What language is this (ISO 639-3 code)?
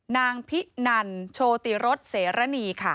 tha